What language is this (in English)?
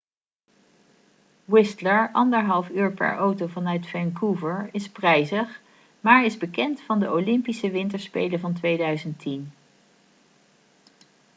Dutch